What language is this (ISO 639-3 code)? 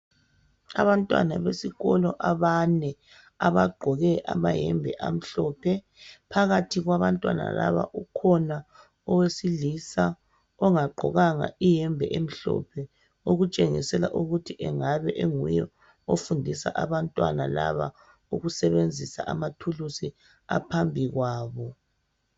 nde